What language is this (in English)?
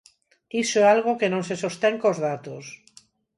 Galician